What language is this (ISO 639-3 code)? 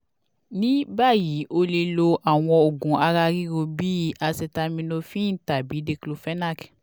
yor